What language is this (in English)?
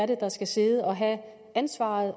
Danish